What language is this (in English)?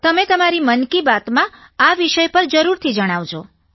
Gujarati